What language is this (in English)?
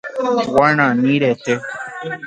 Guarani